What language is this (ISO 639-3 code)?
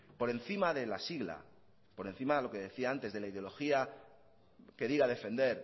spa